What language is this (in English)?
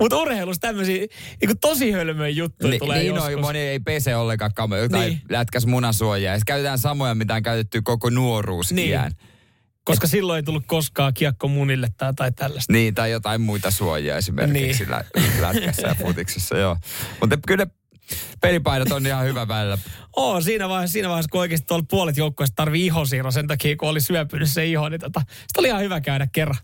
Finnish